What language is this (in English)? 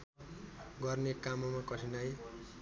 Nepali